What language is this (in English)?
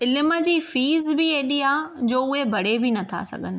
Sindhi